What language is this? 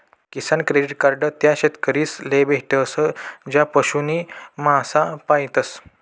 Marathi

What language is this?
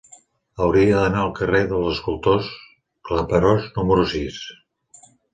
Catalan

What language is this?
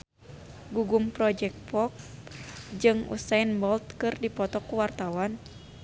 Sundanese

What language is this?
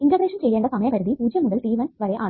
Malayalam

